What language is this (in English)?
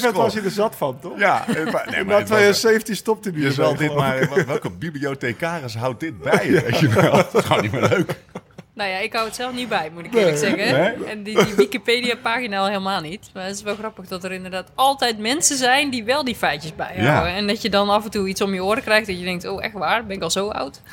Dutch